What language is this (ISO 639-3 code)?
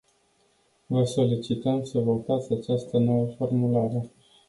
ron